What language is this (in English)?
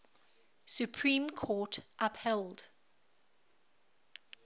English